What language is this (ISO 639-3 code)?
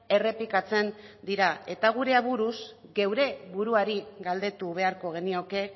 eus